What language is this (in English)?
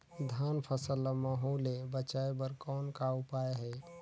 Chhattisgarhi